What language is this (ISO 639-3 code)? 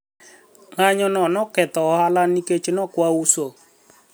luo